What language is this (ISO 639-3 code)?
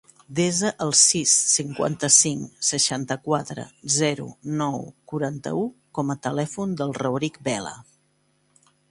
cat